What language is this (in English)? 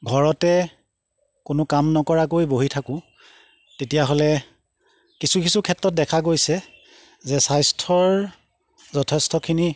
Assamese